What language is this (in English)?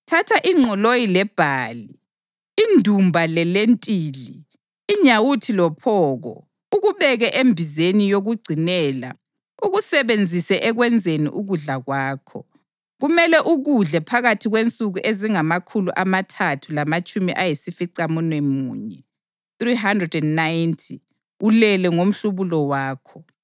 North Ndebele